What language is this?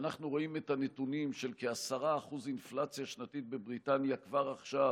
Hebrew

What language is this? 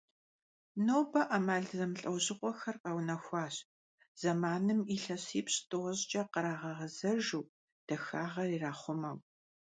Kabardian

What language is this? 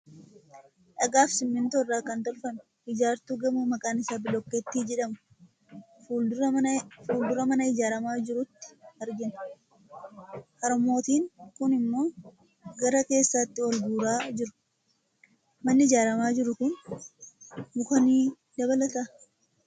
Oromo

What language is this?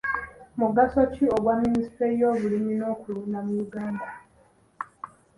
Ganda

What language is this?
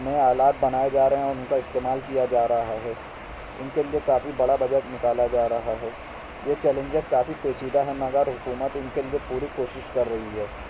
Urdu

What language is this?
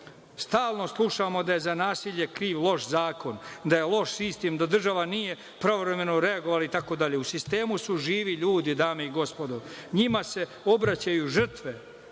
Serbian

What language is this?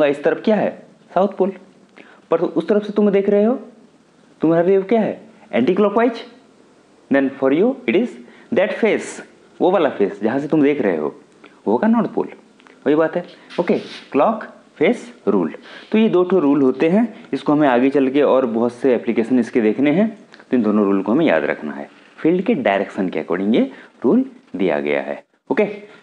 Hindi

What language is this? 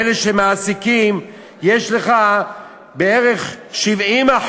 Hebrew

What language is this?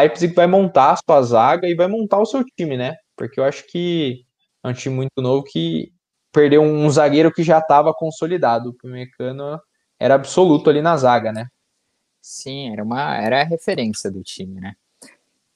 Portuguese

